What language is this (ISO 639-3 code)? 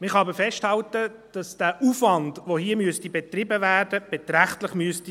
gsw